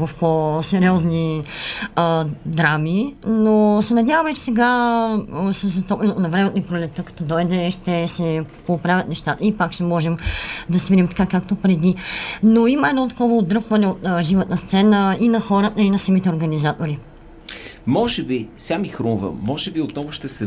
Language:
Bulgarian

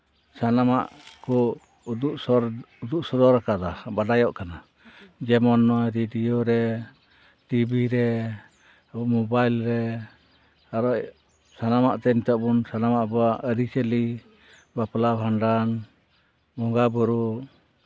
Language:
Santali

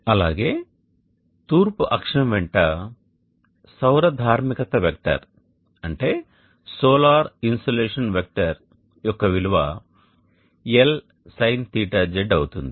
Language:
Telugu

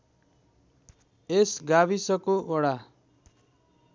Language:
Nepali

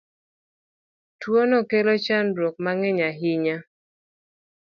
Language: Luo (Kenya and Tanzania)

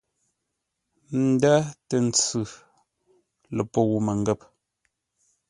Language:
Ngombale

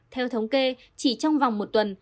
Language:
Vietnamese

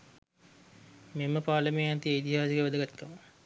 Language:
Sinhala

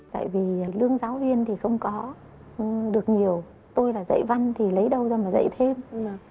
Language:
Vietnamese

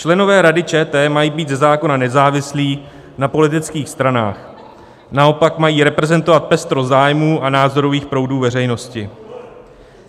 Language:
Czech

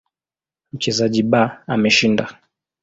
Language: Swahili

